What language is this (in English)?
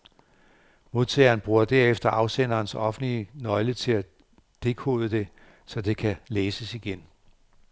Danish